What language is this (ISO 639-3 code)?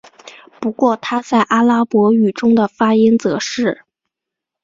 zho